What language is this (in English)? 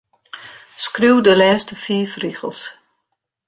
Western Frisian